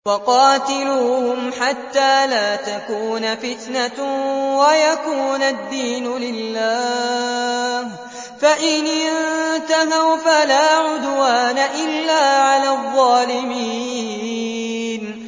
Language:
Arabic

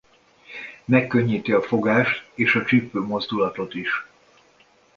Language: Hungarian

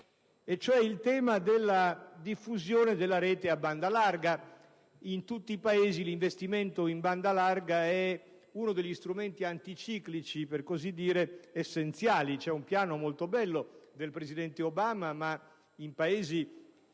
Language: Italian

